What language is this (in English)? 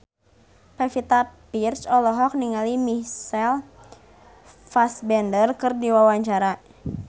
Sundanese